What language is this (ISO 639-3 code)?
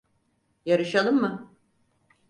tur